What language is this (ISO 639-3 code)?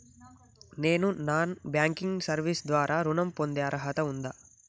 tel